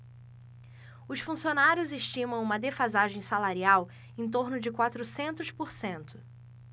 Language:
Portuguese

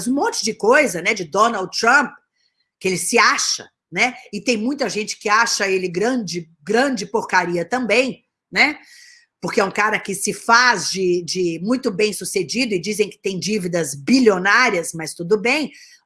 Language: Portuguese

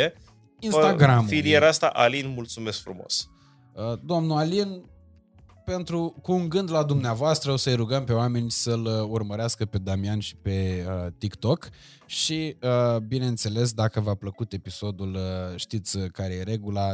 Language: Romanian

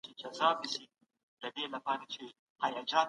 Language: Pashto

